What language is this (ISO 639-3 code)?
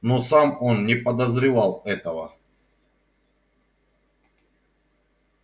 rus